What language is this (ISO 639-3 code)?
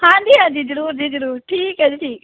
pan